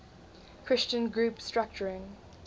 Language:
English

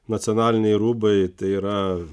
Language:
Lithuanian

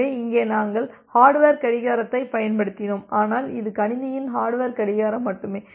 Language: Tamil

